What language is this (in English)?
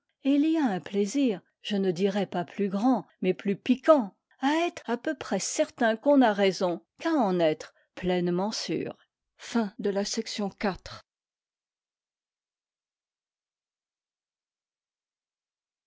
French